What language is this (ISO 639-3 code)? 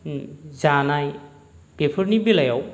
brx